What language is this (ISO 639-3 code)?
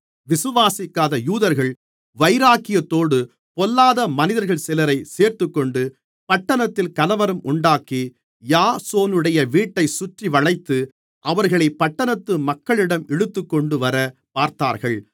tam